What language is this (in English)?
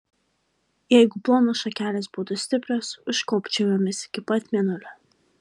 Lithuanian